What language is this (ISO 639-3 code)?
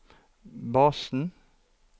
nor